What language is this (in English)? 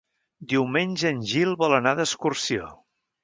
Catalan